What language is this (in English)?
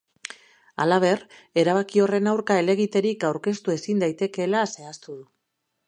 Basque